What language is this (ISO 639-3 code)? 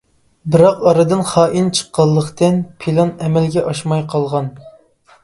uig